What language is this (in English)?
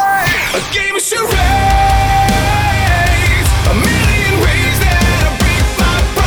Ukrainian